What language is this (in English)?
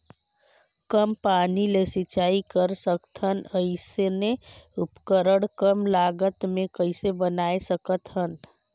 Chhattisgarhi